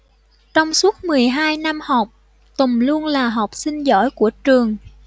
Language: Vietnamese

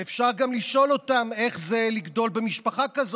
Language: Hebrew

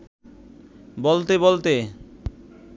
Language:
Bangla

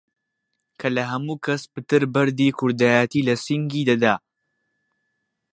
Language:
Central Kurdish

